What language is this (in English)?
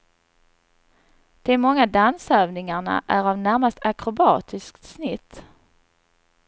Swedish